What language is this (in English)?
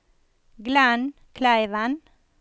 Norwegian